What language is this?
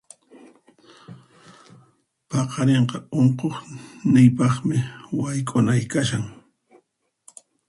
Puno Quechua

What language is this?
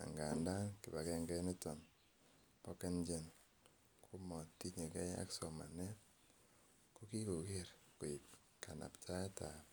Kalenjin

